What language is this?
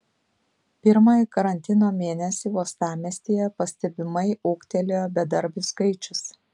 Lithuanian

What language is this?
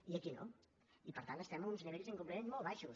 Catalan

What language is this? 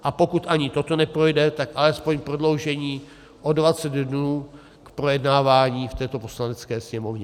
Czech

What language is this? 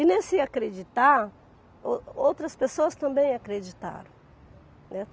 Portuguese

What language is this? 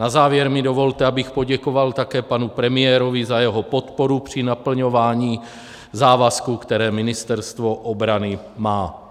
Czech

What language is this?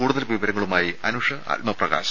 Malayalam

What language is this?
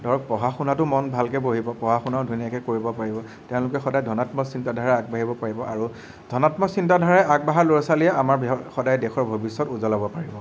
Assamese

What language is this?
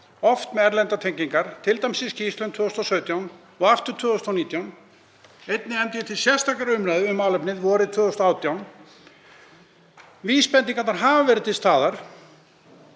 Icelandic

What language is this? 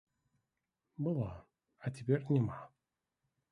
Belarusian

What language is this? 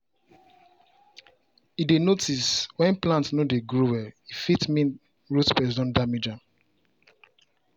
Nigerian Pidgin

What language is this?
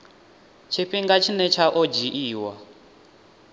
Venda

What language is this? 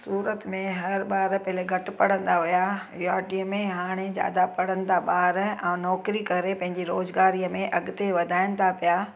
Sindhi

